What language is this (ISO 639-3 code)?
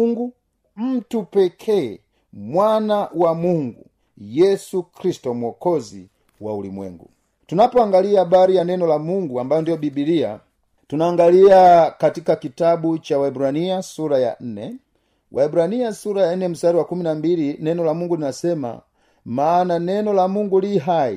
swa